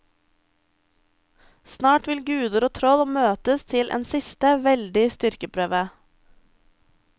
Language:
Norwegian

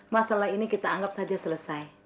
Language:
Indonesian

